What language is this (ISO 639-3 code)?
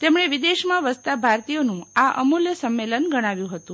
guj